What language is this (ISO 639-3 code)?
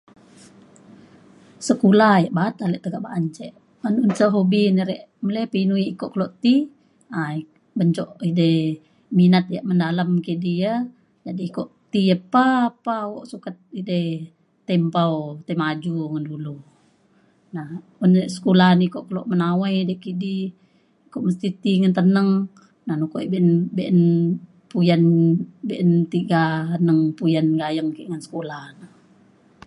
xkl